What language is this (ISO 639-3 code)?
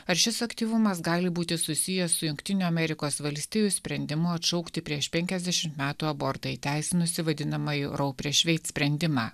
lit